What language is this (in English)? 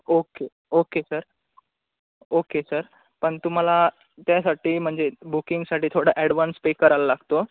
Marathi